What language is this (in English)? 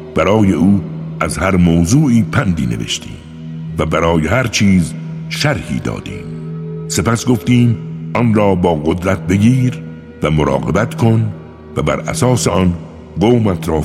Persian